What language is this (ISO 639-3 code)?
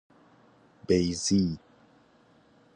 fas